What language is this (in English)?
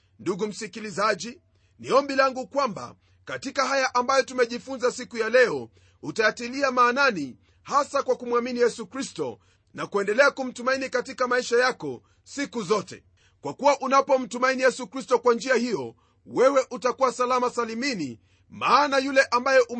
Swahili